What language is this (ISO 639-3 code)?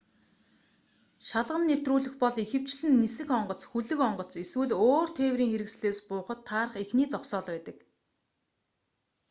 mon